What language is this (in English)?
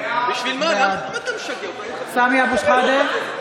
Hebrew